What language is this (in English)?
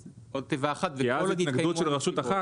Hebrew